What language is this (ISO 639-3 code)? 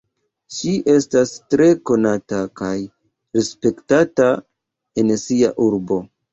epo